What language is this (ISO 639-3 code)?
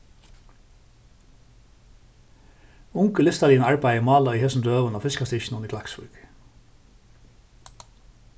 fao